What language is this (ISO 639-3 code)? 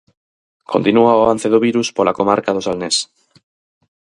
glg